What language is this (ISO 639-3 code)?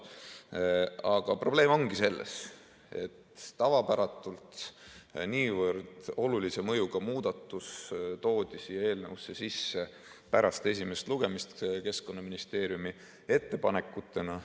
est